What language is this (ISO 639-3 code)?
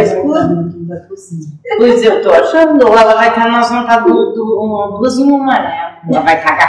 por